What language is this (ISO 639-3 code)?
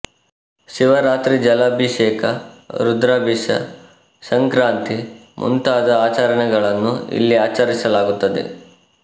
kan